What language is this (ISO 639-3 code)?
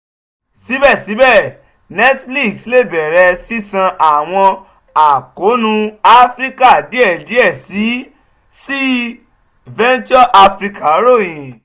yor